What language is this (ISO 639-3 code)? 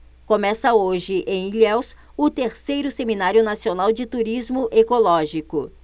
por